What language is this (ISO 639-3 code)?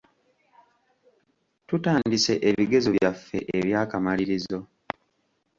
lug